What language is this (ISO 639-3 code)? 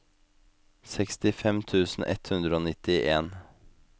nor